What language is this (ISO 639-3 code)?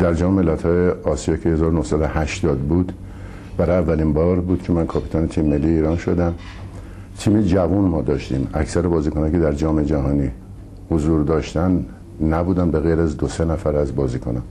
fas